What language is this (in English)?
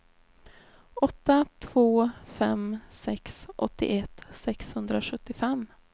Swedish